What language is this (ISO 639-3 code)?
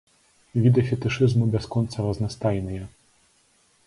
bel